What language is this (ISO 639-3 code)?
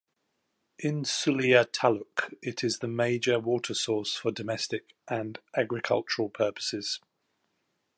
eng